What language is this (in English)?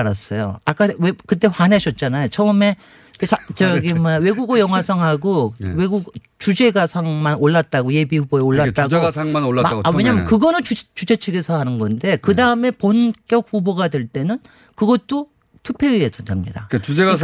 Korean